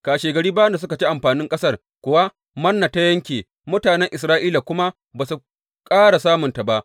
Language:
Hausa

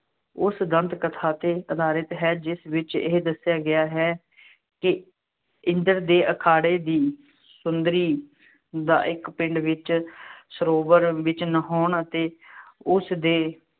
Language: Punjabi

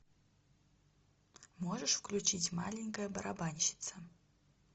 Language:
Russian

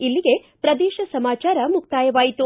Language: Kannada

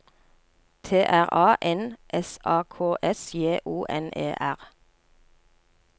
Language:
Norwegian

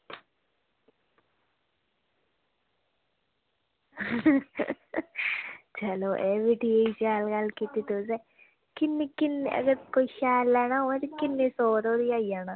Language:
Dogri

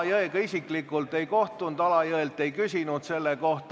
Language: Estonian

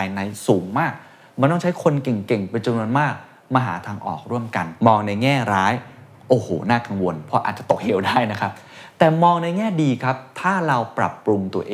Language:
Thai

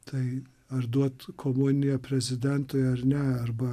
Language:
Lithuanian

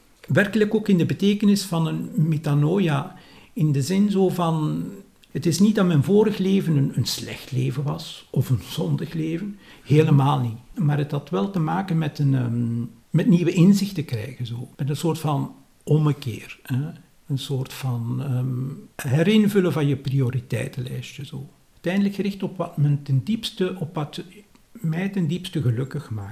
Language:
Dutch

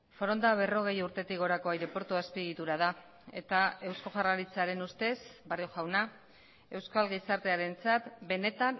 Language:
Basque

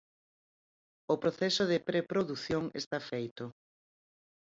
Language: Galician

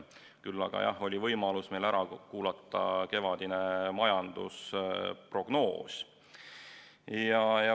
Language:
Estonian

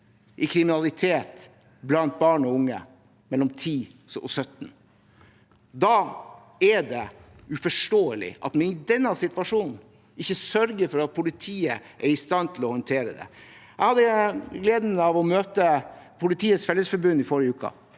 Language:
Norwegian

